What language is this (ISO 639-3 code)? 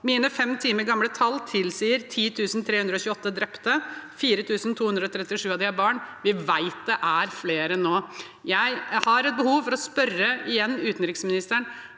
nor